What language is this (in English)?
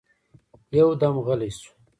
Pashto